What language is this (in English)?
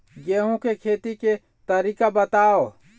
Chhattisgarhi